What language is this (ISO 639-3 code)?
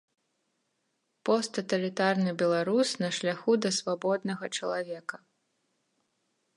bel